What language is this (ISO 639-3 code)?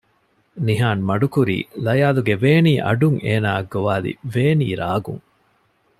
div